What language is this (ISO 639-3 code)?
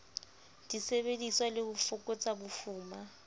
sot